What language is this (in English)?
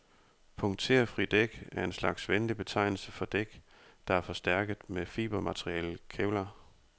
Danish